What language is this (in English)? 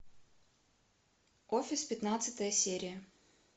Russian